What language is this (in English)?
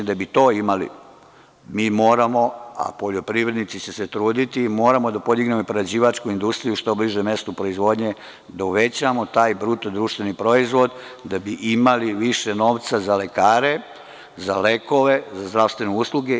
Serbian